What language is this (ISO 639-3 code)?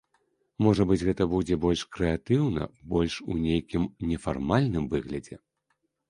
bel